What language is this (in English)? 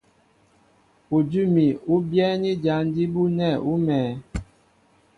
Mbo (Cameroon)